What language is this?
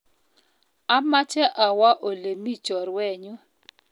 Kalenjin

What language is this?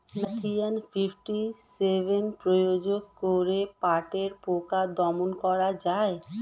Bangla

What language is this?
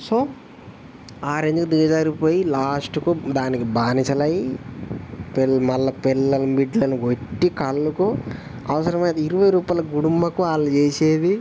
Telugu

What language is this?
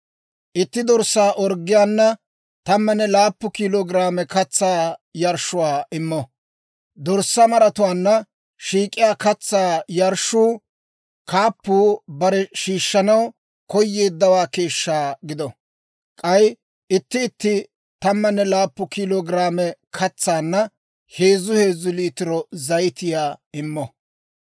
Dawro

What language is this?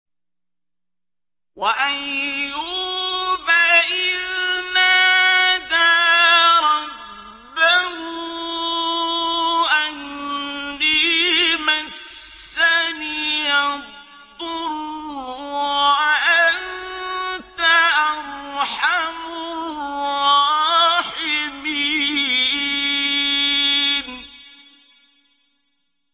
Arabic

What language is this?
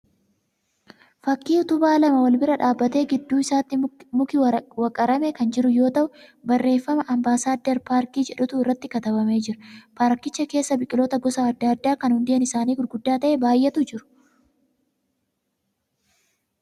Oromo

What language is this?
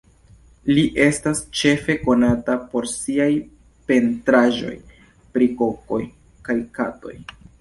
Esperanto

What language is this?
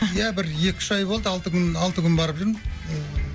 Kazakh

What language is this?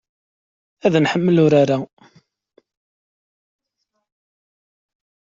Kabyle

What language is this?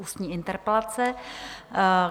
Czech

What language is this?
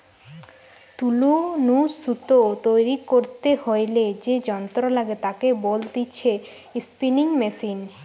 Bangla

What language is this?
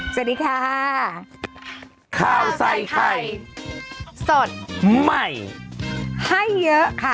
Thai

